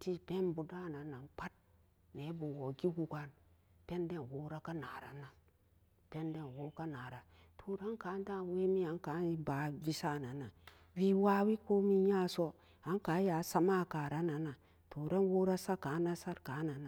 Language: Samba Daka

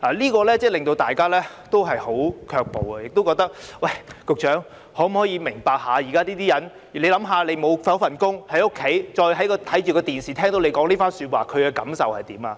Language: Cantonese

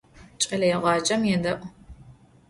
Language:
Adyghe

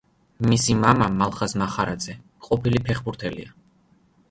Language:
Georgian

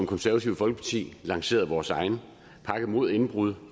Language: Danish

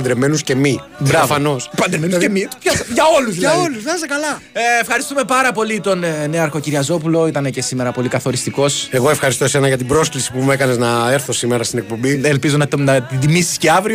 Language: Greek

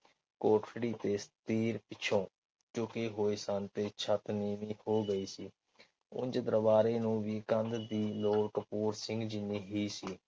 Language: Punjabi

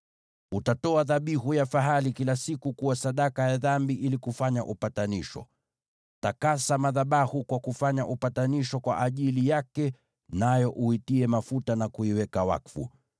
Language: Swahili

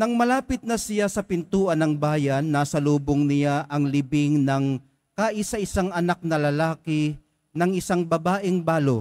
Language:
Filipino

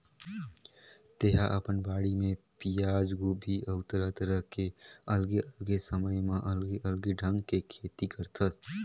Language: Chhattisgarhi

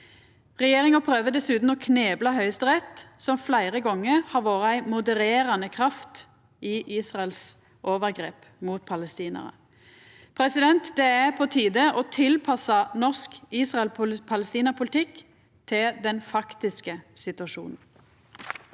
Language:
Norwegian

